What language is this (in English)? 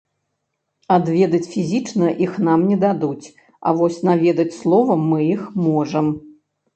Belarusian